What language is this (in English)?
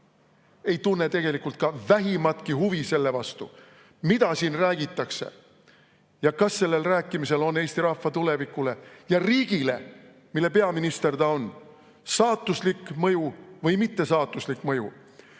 Estonian